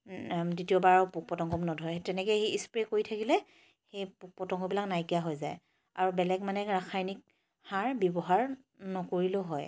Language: Assamese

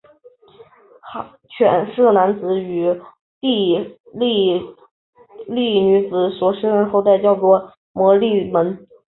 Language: Chinese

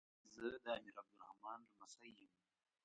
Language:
Pashto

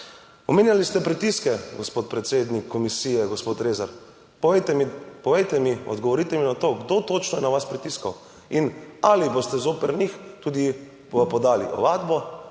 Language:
Slovenian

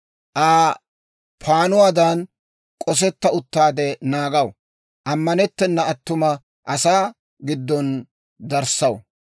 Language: Dawro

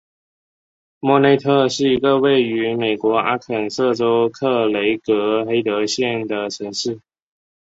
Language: Chinese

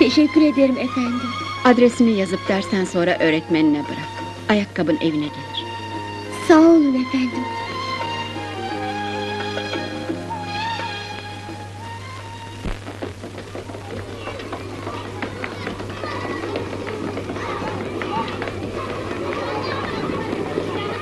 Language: Turkish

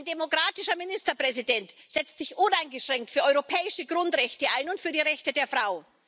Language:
German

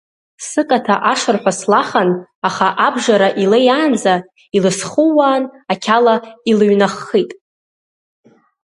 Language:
Abkhazian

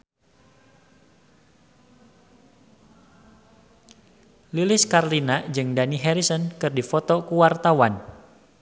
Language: Sundanese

